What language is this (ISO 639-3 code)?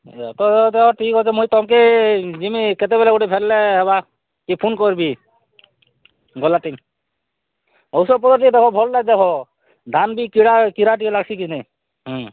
ori